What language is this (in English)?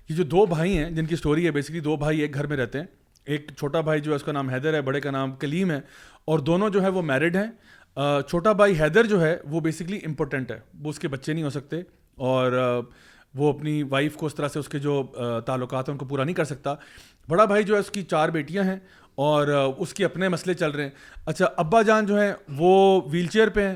Urdu